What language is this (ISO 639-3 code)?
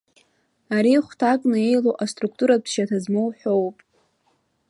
abk